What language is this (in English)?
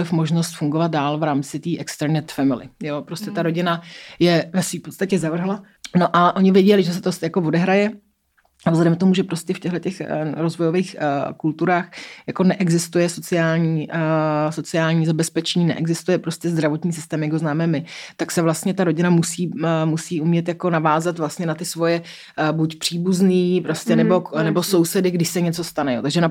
Czech